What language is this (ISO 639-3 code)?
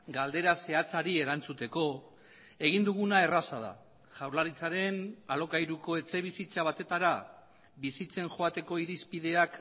eus